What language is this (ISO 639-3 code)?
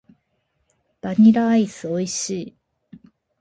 jpn